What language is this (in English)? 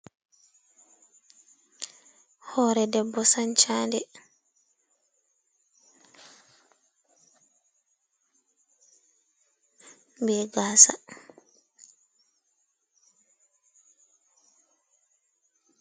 Fula